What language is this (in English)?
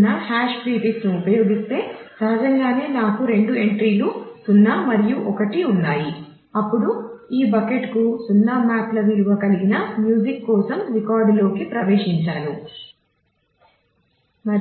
Telugu